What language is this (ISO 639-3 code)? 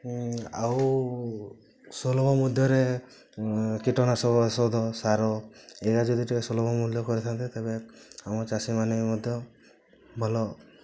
ori